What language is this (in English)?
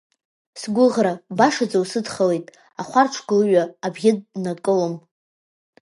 Abkhazian